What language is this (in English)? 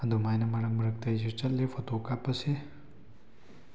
Manipuri